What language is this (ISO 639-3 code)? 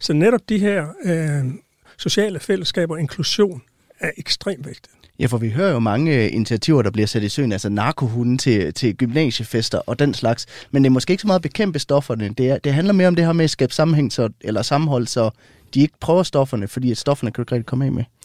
dan